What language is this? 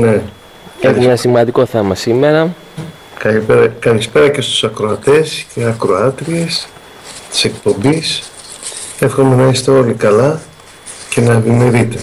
Greek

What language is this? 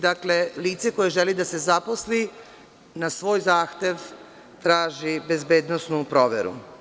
Serbian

